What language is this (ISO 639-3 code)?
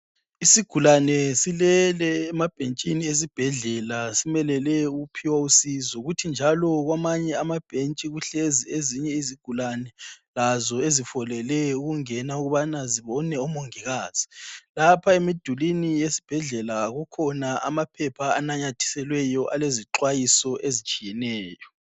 nde